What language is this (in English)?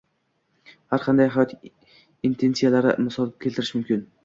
Uzbek